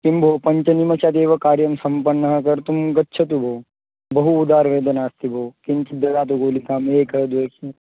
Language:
Sanskrit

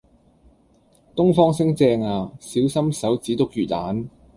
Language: Cantonese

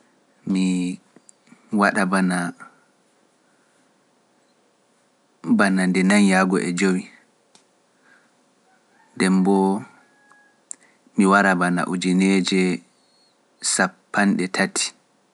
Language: Pular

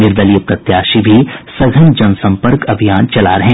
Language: Hindi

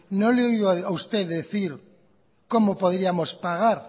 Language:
Spanish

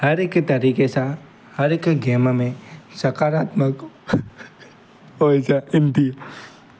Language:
Sindhi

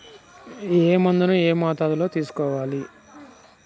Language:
Telugu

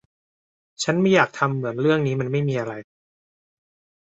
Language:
Thai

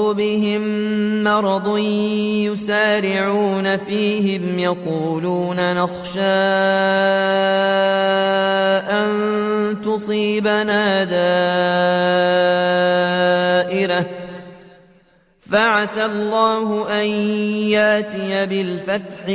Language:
Arabic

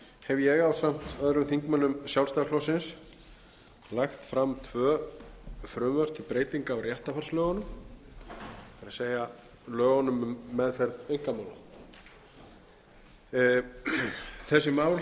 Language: Icelandic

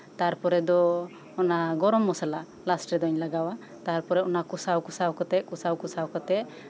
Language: Santali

